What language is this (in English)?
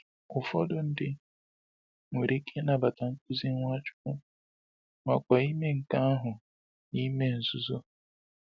Igbo